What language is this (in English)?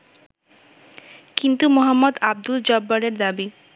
Bangla